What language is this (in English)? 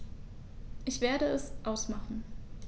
German